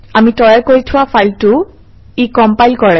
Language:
Assamese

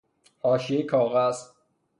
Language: Persian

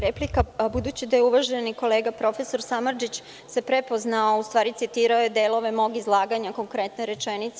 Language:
Serbian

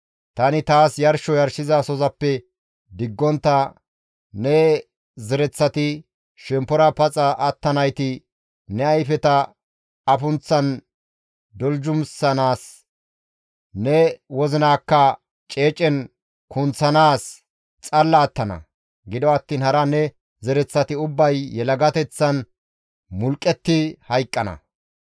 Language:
Gamo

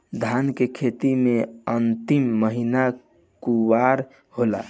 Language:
Bhojpuri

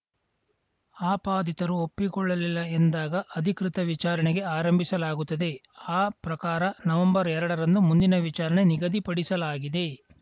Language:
Kannada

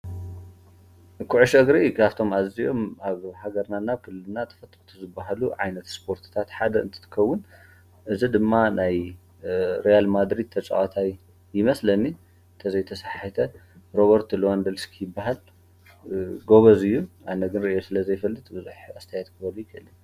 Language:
Tigrinya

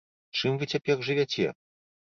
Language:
Belarusian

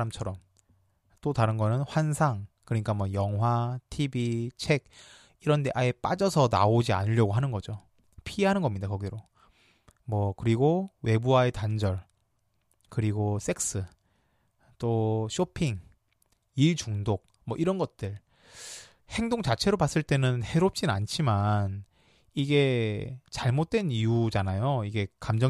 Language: Korean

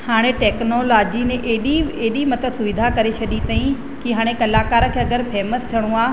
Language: Sindhi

